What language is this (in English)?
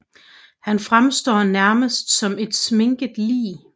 Danish